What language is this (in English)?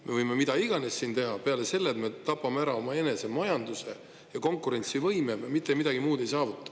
Estonian